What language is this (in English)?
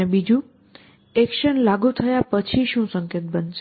Gujarati